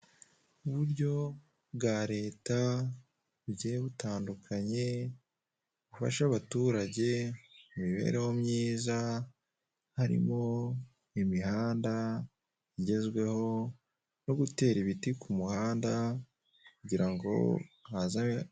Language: Kinyarwanda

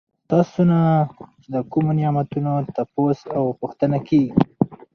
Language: Pashto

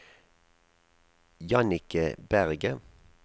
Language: Norwegian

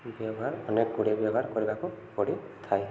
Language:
Odia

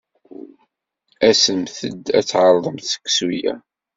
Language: Kabyle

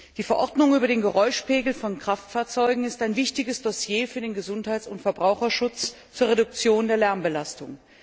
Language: German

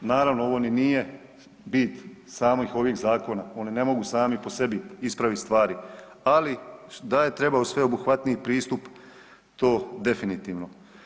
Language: Croatian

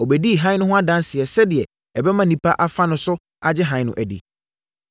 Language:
Akan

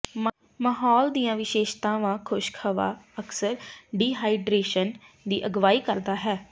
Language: Punjabi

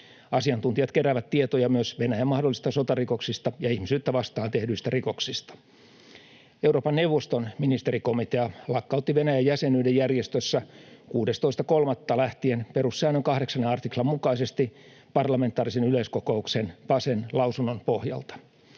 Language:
Finnish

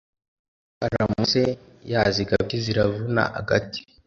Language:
Kinyarwanda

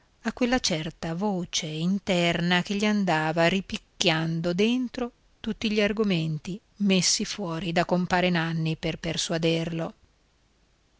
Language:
Italian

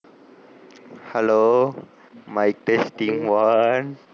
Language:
Tamil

